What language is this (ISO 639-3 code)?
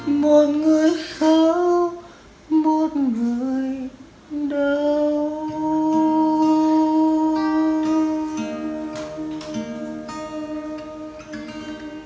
vie